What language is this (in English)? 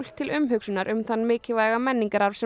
Icelandic